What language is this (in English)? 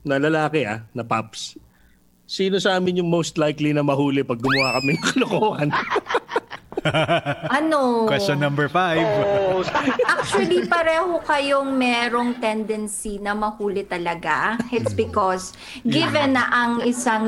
Filipino